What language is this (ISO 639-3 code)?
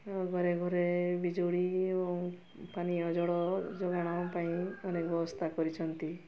ori